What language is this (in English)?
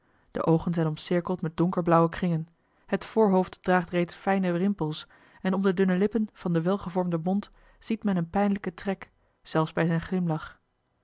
Dutch